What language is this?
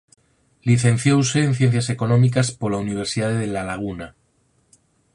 Galician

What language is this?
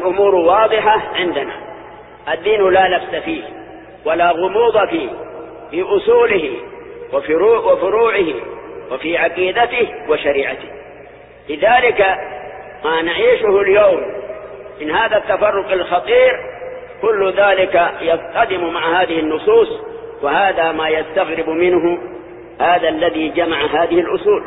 Arabic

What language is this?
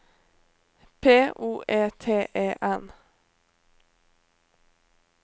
Norwegian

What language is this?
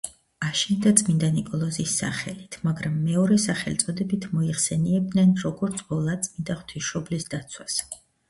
Georgian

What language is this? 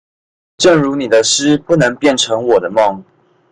Chinese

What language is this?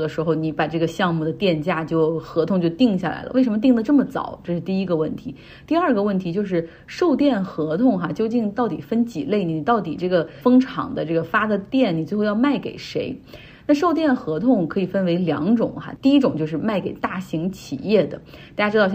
Chinese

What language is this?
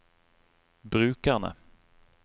Norwegian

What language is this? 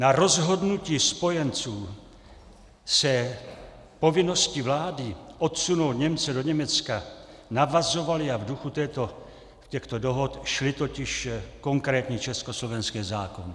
Czech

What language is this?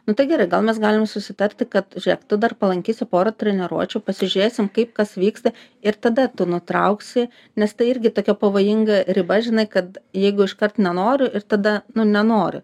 Lithuanian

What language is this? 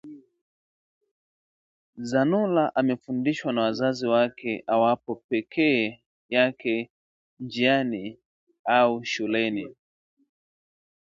Swahili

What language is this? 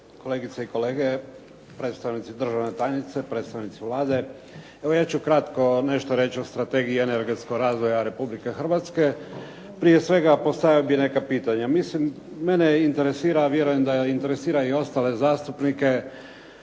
Croatian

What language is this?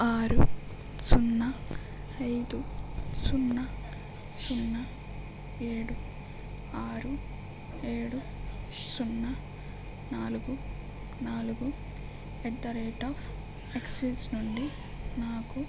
Telugu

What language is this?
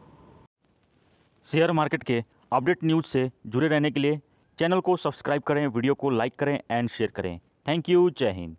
Hindi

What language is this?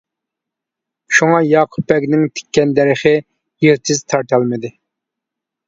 Uyghur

